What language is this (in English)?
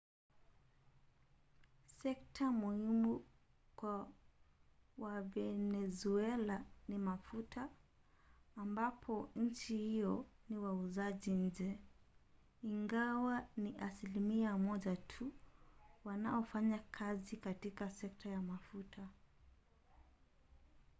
Swahili